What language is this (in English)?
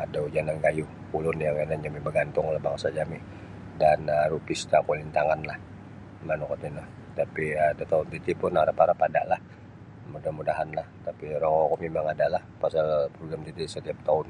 Sabah Bisaya